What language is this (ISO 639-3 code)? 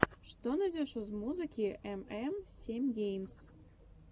rus